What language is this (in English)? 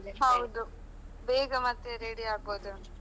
Kannada